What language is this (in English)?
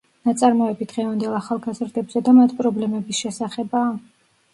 Georgian